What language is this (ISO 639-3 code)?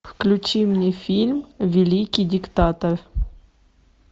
rus